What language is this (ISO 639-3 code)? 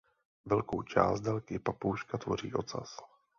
ces